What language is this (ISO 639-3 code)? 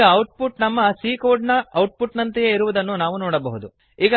kan